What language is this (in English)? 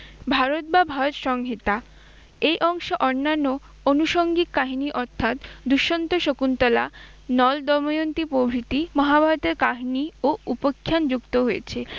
Bangla